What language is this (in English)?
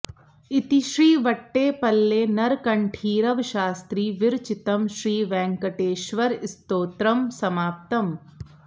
Sanskrit